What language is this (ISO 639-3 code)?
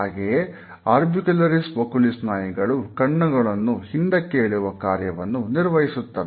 kan